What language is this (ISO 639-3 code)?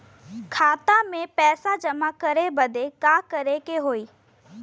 bho